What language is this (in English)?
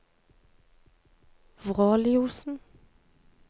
Norwegian